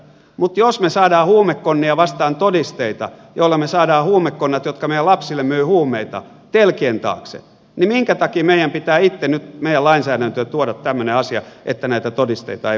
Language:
Finnish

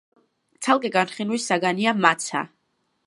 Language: Georgian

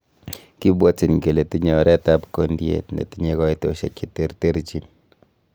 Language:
Kalenjin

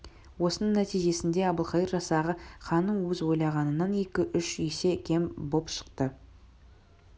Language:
Kazakh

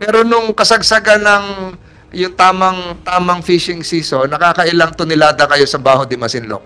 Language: Filipino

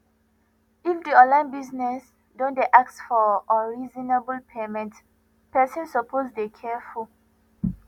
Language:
Nigerian Pidgin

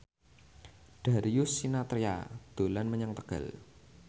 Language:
Javanese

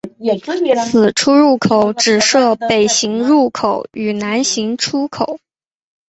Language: Chinese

